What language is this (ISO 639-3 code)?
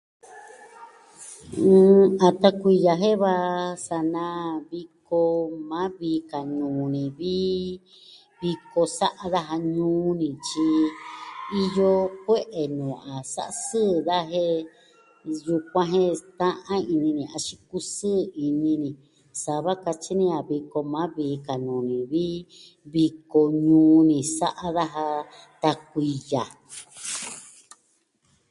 meh